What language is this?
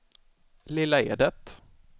Swedish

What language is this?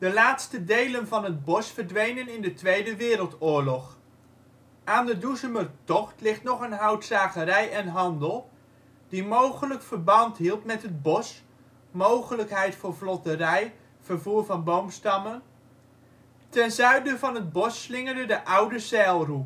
Dutch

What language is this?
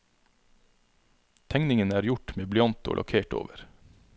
Norwegian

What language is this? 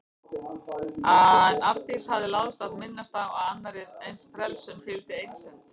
Icelandic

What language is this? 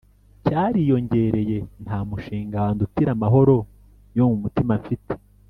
Kinyarwanda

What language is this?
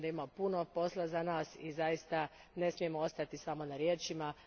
Croatian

